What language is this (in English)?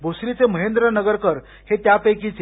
Marathi